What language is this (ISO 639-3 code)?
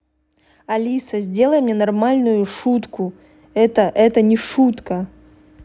rus